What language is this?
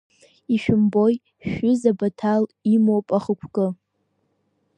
Abkhazian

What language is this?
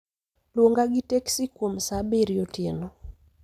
Luo (Kenya and Tanzania)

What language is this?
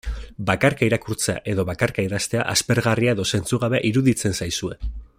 Basque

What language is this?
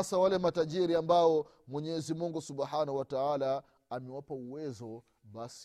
Swahili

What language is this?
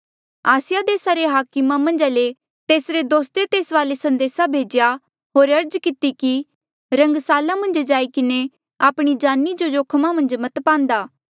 Mandeali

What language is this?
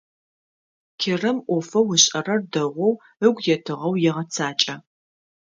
Adyghe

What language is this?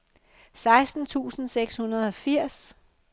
Danish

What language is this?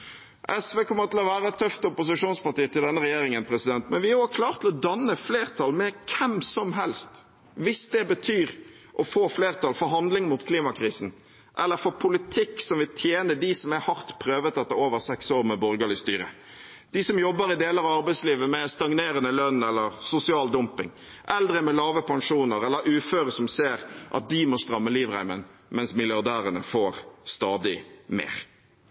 Norwegian Bokmål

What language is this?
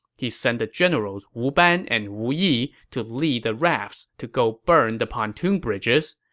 English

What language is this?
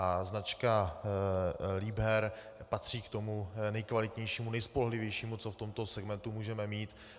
Czech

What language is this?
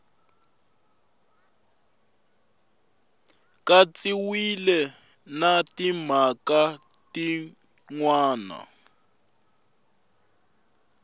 Tsonga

